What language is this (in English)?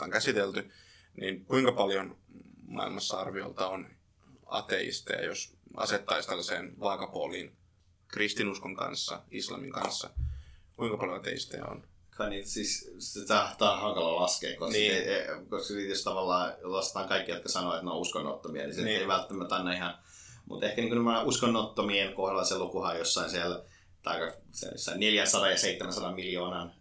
Finnish